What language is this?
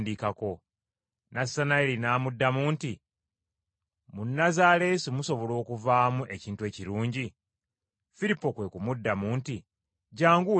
Ganda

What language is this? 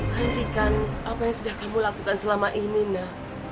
Indonesian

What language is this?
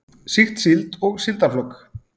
Icelandic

